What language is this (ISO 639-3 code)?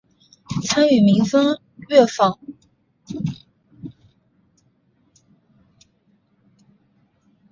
zho